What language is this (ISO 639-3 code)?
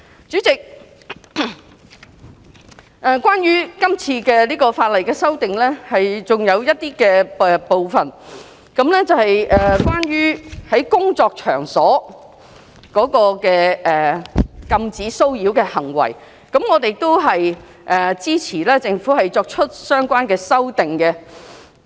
yue